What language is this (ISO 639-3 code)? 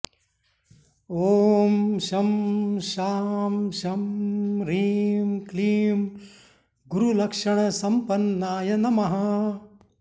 san